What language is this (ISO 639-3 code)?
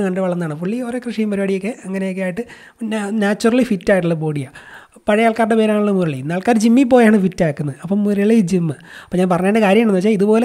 mal